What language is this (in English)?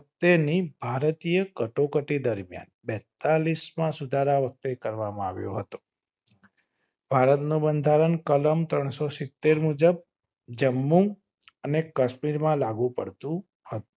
Gujarati